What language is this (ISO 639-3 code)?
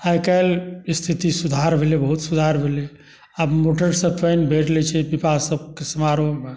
mai